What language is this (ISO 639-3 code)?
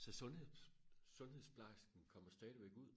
dan